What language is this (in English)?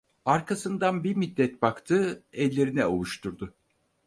Turkish